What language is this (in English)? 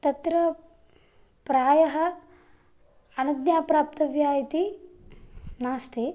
Sanskrit